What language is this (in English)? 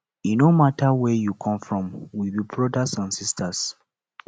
Nigerian Pidgin